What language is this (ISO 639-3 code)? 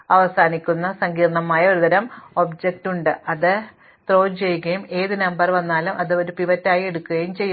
mal